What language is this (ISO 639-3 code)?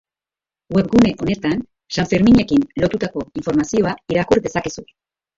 eus